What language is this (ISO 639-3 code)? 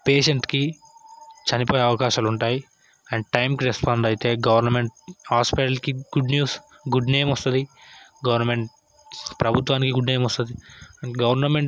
tel